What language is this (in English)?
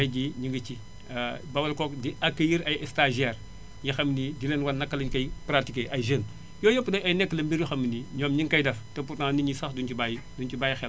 Wolof